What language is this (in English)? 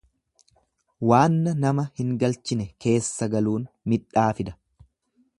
Oromo